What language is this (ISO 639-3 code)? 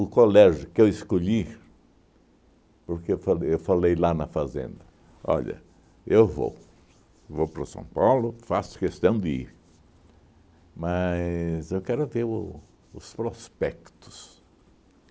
por